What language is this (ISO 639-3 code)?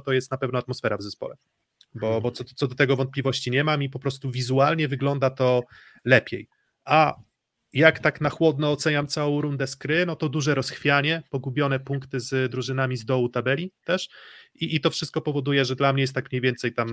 pol